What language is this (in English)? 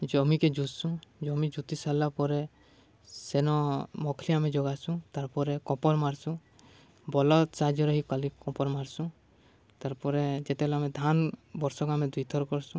Odia